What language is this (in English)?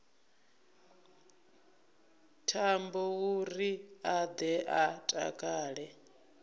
Venda